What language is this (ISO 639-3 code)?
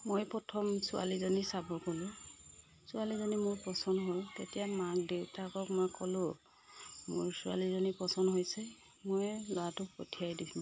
asm